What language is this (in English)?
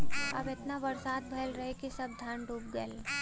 Bhojpuri